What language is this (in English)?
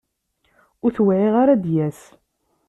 Kabyle